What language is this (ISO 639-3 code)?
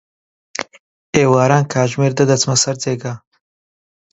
ckb